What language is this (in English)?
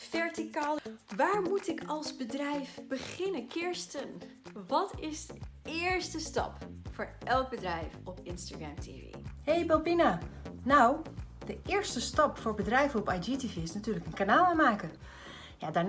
Dutch